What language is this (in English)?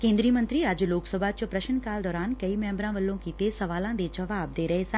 Punjabi